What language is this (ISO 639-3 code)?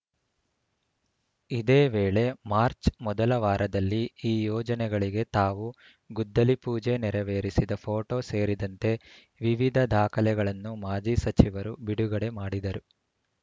kan